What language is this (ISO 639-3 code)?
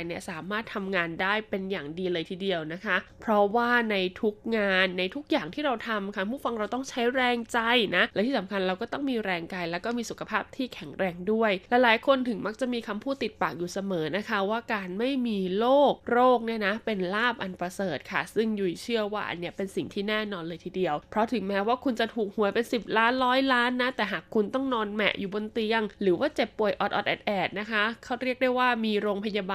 tha